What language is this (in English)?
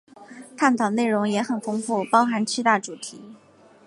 Chinese